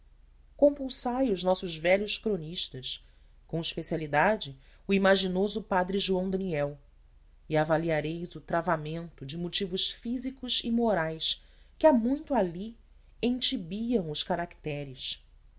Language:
Portuguese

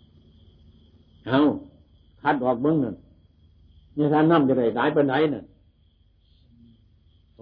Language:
Thai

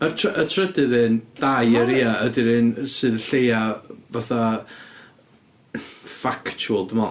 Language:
Welsh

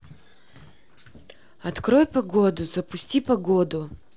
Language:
Russian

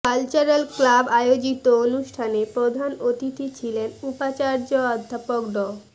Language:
Bangla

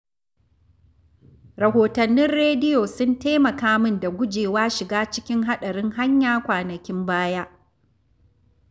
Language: Hausa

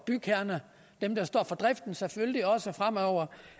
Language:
Danish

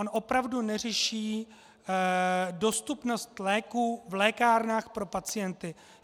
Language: Czech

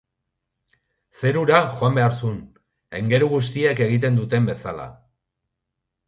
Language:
Basque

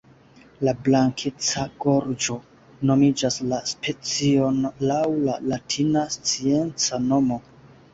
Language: Esperanto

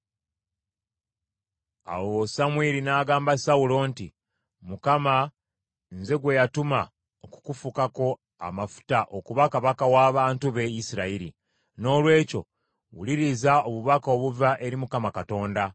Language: Ganda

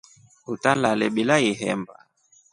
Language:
Rombo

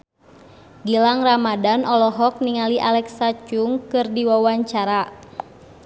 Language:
Sundanese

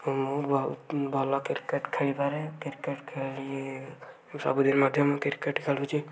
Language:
Odia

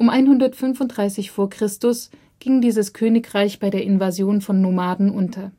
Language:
German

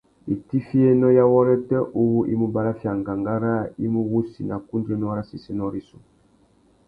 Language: Tuki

